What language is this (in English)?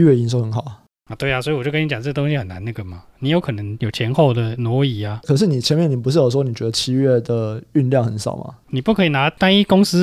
Chinese